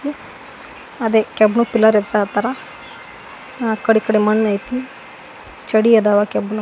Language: Kannada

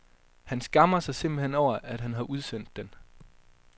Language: Danish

